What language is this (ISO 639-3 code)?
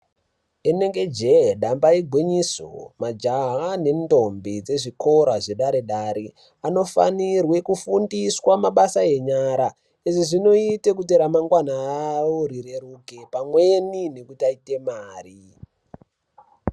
ndc